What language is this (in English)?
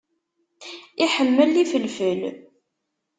Kabyle